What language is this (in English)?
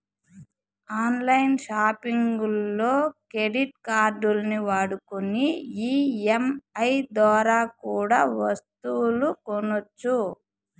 Telugu